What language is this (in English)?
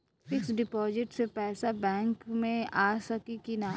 Bhojpuri